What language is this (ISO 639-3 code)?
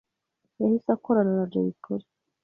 kin